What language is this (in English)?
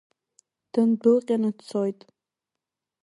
Abkhazian